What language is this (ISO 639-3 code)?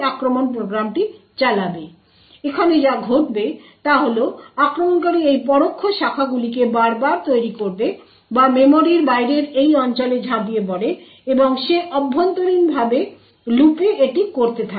ben